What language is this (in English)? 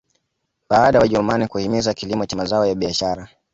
Swahili